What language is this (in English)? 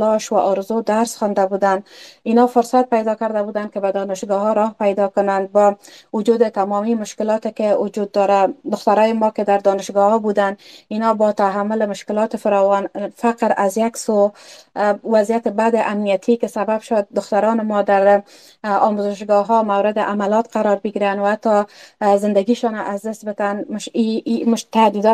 Persian